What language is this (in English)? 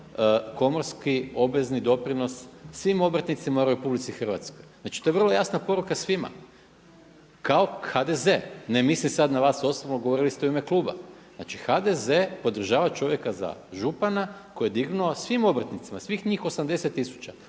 Croatian